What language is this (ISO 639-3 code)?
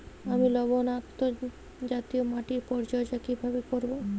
ben